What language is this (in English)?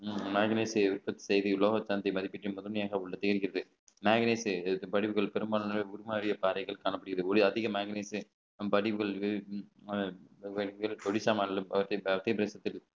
Tamil